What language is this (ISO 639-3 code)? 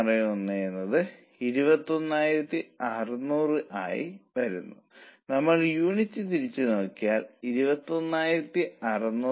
mal